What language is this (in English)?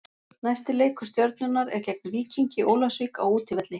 Icelandic